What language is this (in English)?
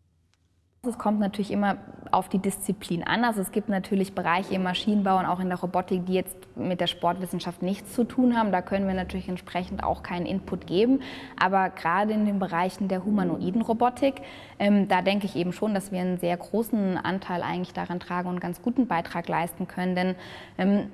German